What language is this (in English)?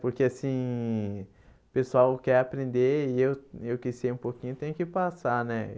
Portuguese